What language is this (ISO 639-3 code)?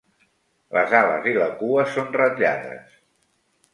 cat